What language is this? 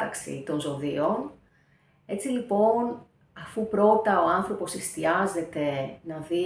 Greek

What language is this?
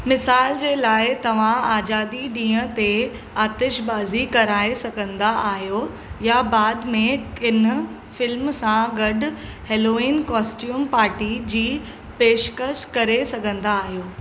Sindhi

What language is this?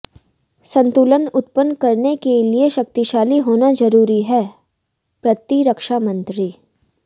Hindi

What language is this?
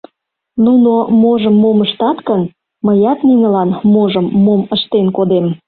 Mari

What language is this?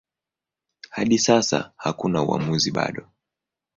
Swahili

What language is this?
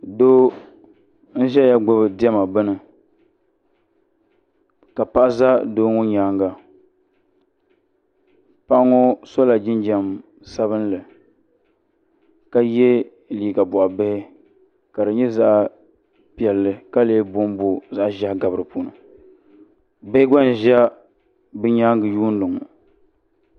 Dagbani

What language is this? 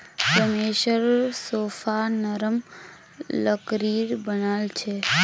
Magahi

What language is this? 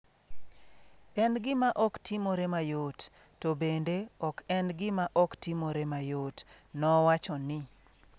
Luo (Kenya and Tanzania)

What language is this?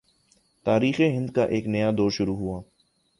Urdu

